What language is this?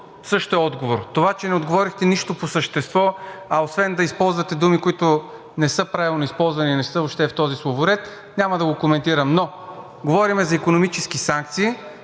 Bulgarian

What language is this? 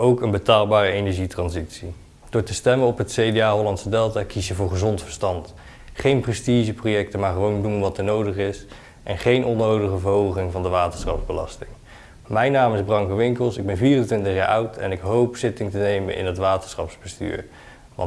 Dutch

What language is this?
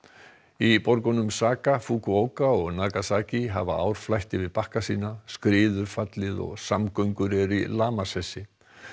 Icelandic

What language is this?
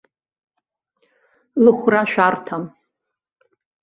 Abkhazian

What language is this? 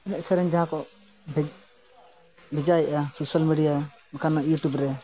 Santali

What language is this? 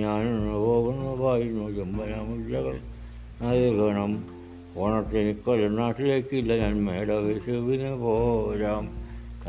Malayalam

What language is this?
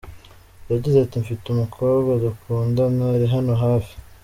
Kinyarwanda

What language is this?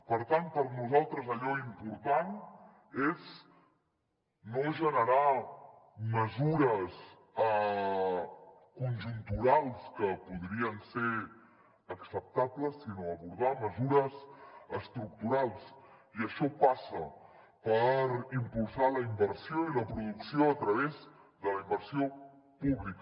Catalan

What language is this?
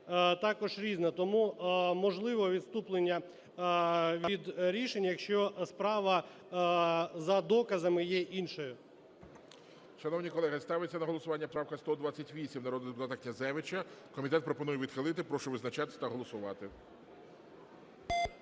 Ukrainian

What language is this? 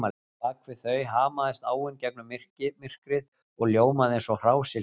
Icelandic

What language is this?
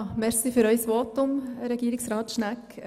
Swiss German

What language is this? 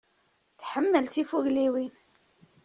Kabyle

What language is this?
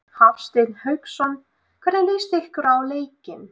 Icelandic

